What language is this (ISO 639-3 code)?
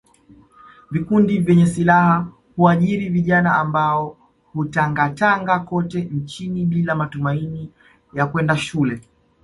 swa